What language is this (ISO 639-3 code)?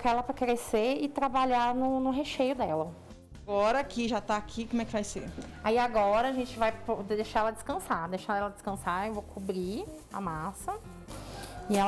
por